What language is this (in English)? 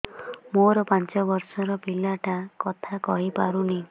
Odia